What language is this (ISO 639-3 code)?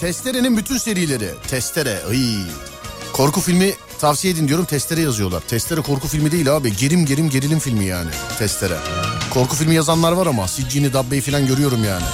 tur